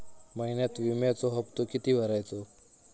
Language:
Marathi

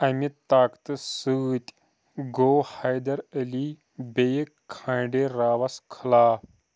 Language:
Kashmiri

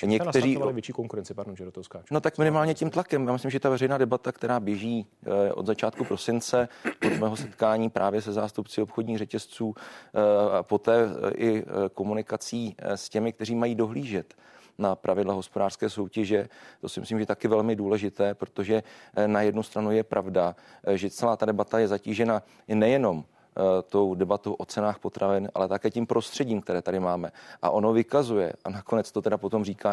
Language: Czech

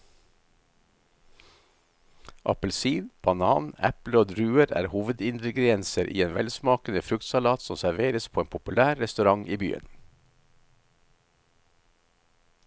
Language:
Norwegian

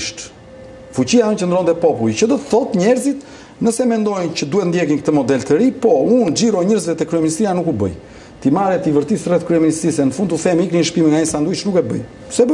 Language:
Romanian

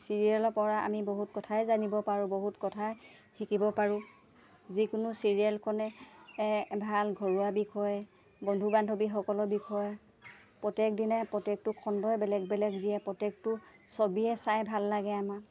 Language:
Assamese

